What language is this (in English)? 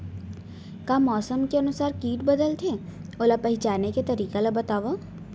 Chhattisgarhi